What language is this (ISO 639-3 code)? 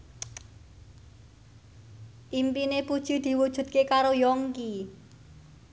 jav